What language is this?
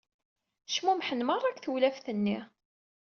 Kabyle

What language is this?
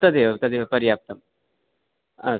Sanskrit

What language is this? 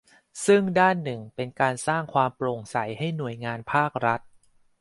Thai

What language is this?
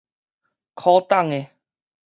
Min Nan Chinese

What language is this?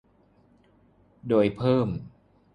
Thai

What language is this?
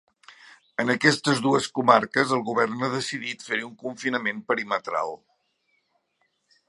Catalan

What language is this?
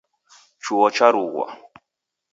Taita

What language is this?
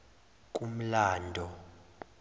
Zulu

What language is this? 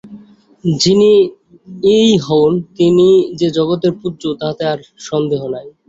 Bangla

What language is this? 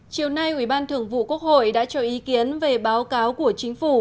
Vietnamese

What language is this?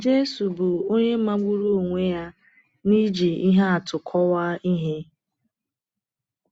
Igbo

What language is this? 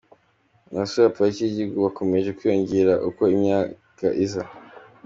Kinyarwanda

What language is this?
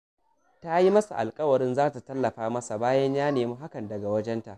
Hausa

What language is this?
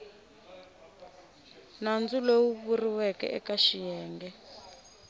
Tsonga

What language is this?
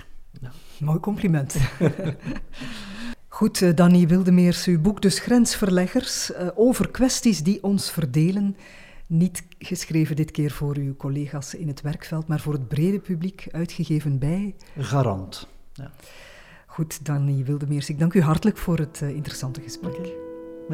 Dutch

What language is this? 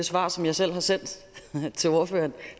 Danish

